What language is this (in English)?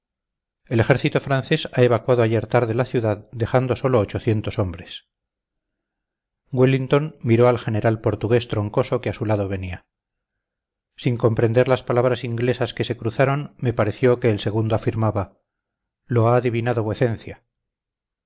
Spanish